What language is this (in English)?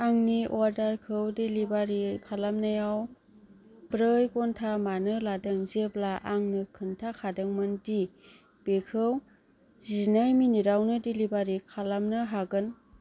Bodo